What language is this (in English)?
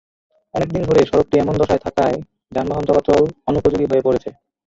Bangla